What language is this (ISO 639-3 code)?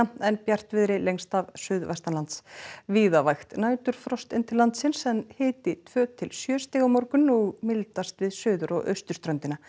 isl